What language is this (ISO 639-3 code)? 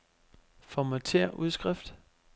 dan